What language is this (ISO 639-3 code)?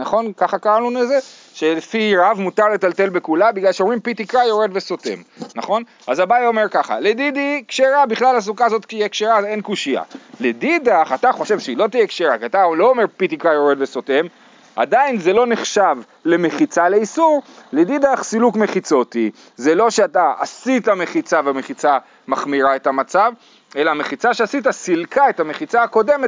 heb